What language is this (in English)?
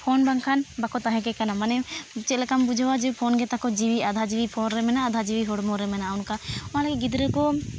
Santali